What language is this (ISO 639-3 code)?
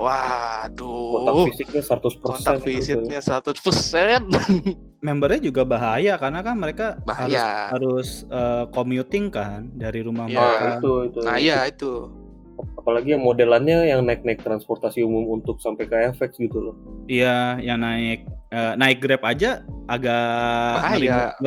ind